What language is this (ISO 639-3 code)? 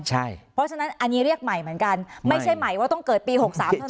tha